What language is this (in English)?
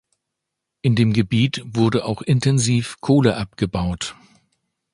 German